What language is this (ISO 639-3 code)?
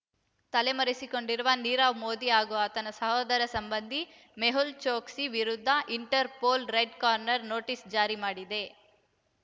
kan